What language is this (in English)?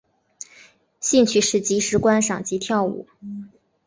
Chinese